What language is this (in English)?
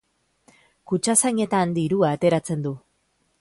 Basque